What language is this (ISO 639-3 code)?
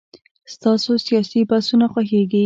pus